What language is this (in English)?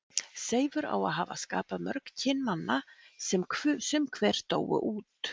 Icelandic